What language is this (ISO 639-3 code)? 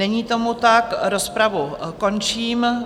ces